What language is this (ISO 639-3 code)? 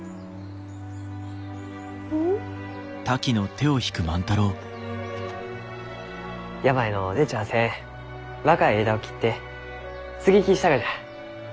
jpn